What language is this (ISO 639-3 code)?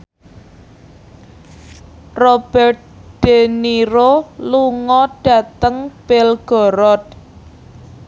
jav